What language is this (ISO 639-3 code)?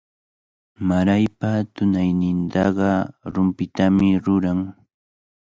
qvl